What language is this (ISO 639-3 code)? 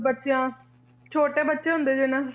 pan